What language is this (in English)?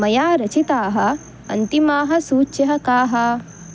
Sanskrit